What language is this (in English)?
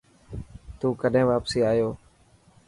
Dhatki